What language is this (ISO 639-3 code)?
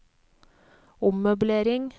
nor